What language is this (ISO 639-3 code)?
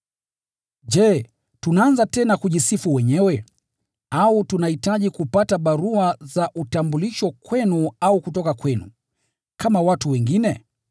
swa